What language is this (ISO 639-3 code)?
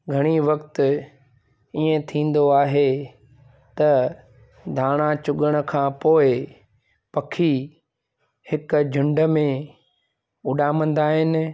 snd